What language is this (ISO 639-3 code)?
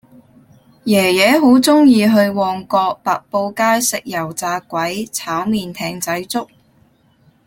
yue